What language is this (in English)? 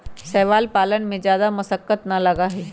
Magahi